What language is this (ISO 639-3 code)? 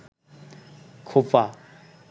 ben